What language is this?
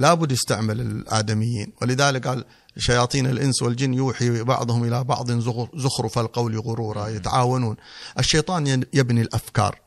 Arabic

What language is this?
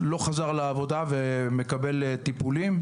Hebrew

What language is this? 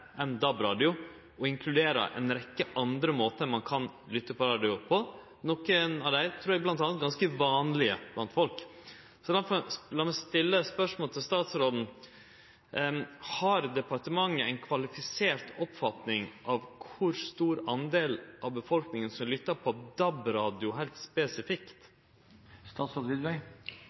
Norwegian Nynorsk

